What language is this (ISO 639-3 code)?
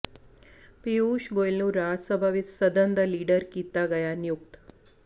pan